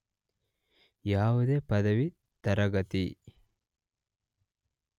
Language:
Kannada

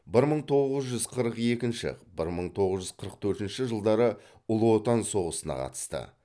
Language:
Kazakh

